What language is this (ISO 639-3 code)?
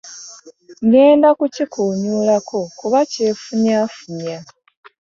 lug